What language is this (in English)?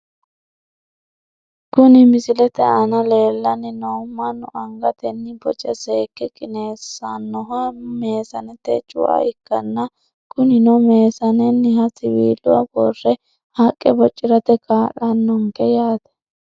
Sidamo